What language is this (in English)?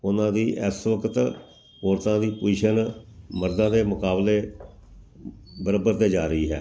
Punjabi